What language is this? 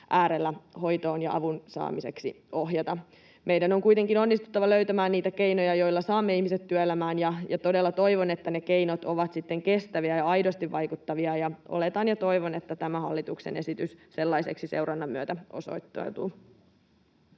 Finnish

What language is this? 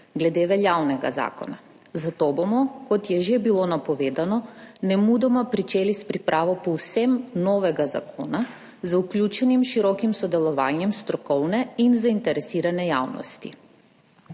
Slovenian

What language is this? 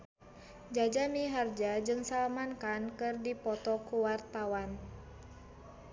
Sundanese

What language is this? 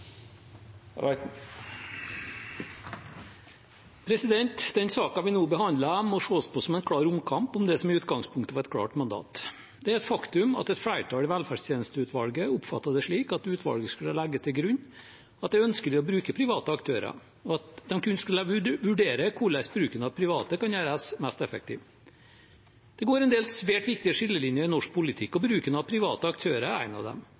Norwegian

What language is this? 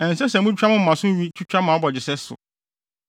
Akan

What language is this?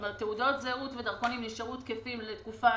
Hebrew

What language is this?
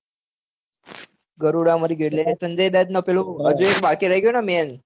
Gujarati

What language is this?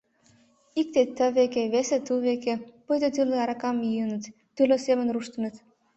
Mari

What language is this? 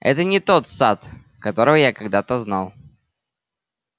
Russian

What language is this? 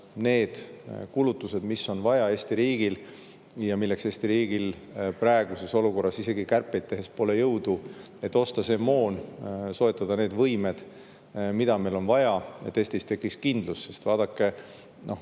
Estonian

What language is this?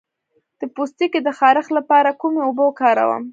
Pashto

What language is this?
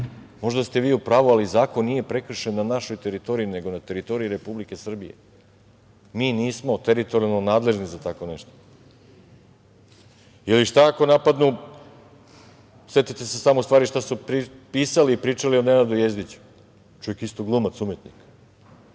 Serbian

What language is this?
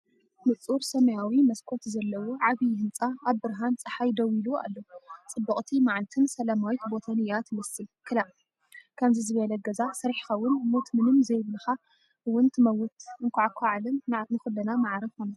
Tigrinya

